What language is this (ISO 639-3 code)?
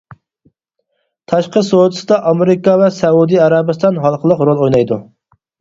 uig